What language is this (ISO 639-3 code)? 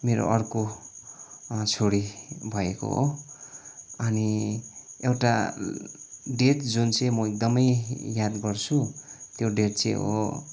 nep